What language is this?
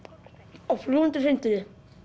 Icelandic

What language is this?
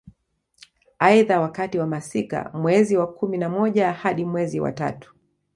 Swahili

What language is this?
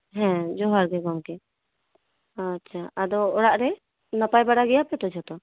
Santali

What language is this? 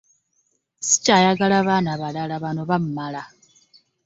Ganda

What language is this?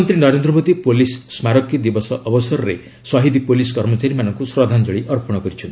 Odia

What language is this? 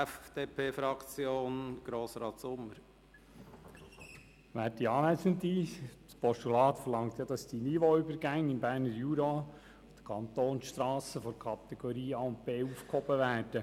Swiss German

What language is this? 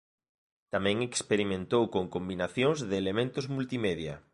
Galician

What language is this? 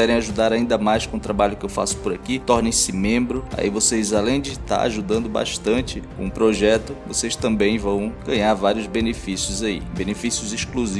Portuguese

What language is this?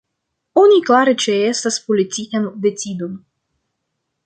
Esperanto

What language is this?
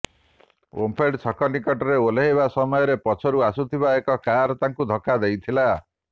Odia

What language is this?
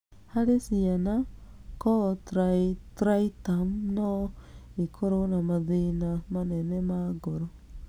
Kikuyu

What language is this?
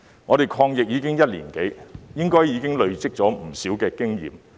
Cantonese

